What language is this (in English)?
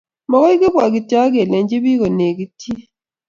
Kalenjin